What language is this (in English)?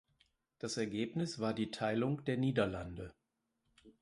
German